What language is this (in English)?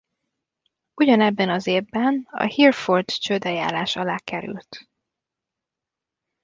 Hungarian